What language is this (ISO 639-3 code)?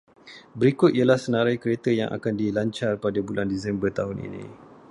msa